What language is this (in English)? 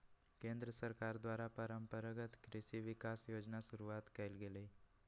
Magahi